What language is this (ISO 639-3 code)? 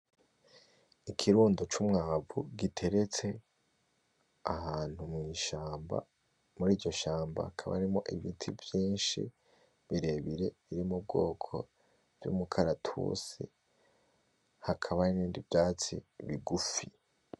run